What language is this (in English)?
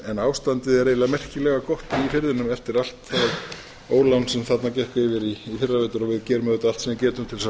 Icelandic